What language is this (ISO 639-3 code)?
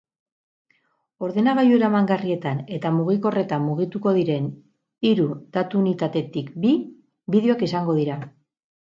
eus